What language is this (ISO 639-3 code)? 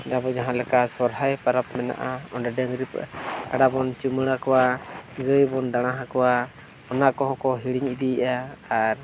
sat